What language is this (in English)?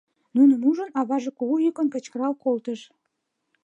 Mari